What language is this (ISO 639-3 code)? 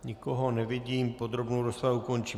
ces